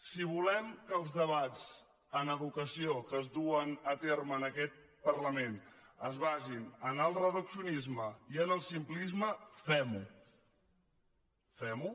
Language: Catalan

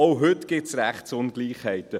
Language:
Swiss German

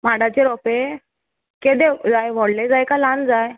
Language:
Konkani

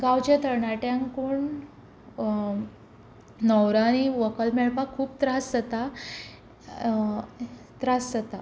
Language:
Konkani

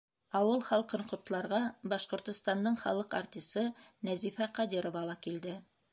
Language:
Bashkir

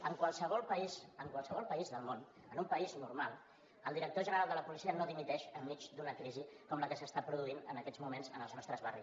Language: Catalan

